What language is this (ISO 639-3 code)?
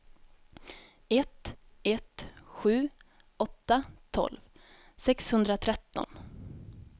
swe